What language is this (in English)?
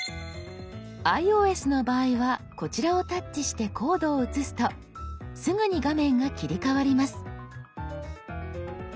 Japanese